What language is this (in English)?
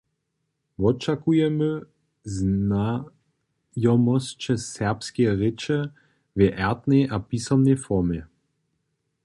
Upper Sorbian